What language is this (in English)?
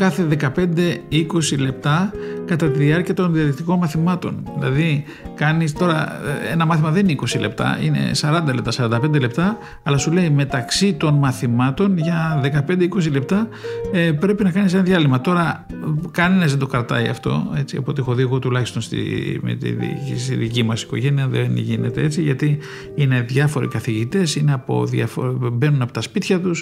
Greek